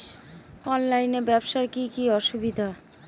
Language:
Bangla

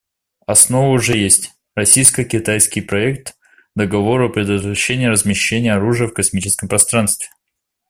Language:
Russian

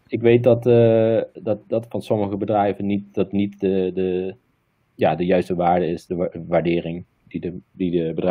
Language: Dutch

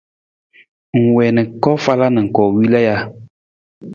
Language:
Nawdm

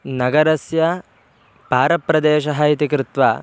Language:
Sanskrit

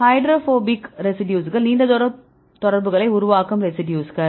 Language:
Tamil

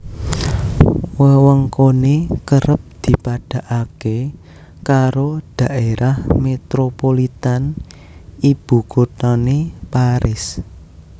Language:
Javanese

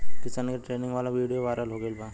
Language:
Bhojpuri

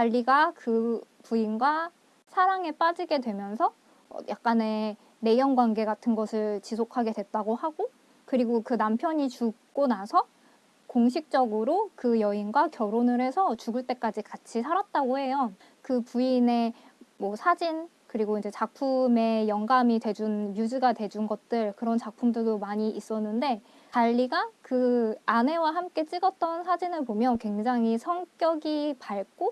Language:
Korean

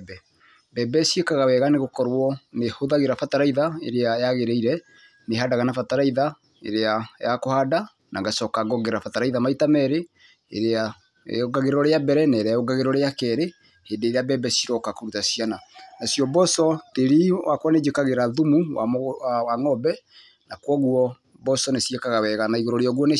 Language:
Kikuyu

